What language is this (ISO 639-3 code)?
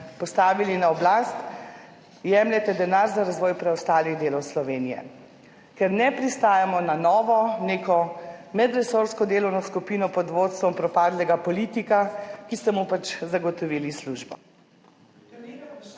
slv